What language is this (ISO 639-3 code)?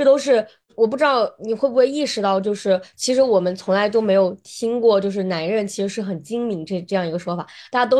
zho